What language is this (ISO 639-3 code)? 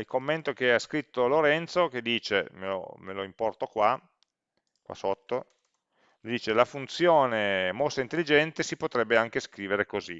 ita